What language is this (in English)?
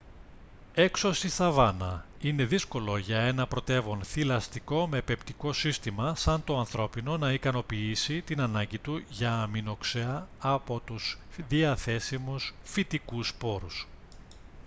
Greek